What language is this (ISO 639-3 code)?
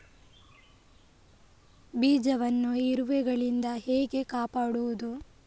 kan